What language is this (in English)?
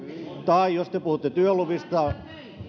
Finnish